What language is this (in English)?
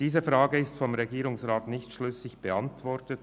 Swiss German